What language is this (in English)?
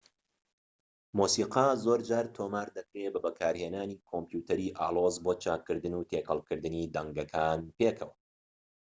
Central Kurdish